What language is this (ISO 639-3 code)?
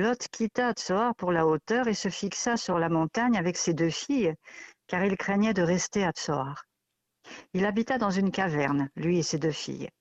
fra